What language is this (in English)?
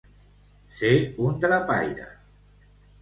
Catalan